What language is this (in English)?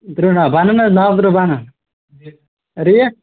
Kashmiri